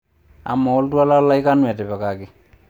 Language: Masai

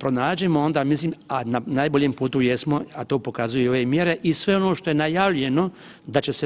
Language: Croatian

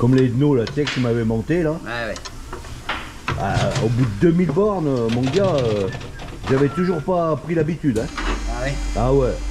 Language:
French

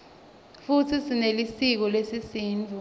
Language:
Swati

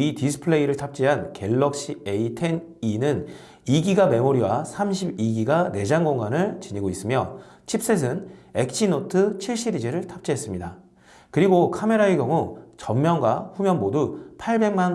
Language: Korean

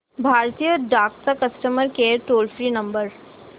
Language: Marathi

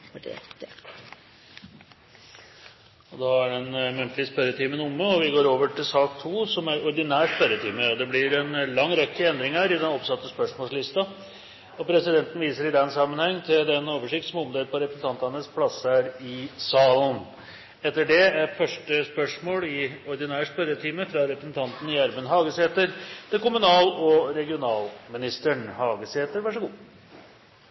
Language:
Norwegian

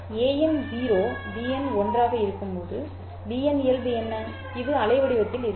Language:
Tamil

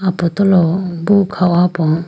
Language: Idu-Mishmi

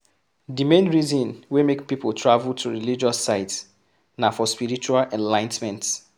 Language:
Nigerian Pidgin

